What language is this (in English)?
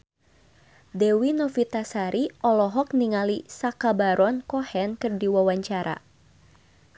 Sundanese